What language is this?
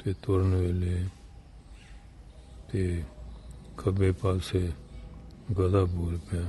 Turkish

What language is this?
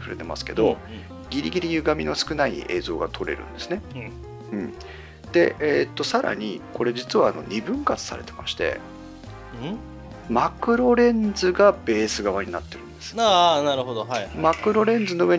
Japanese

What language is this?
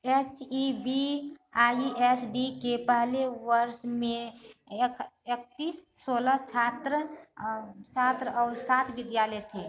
Hindi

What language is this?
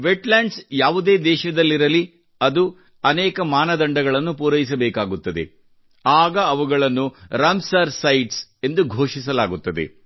Kannada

